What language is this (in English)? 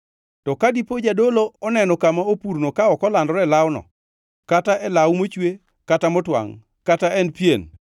Luo (Kenya and Tanzania)